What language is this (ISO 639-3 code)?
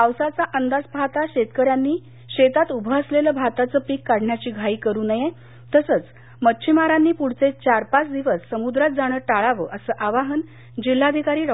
mar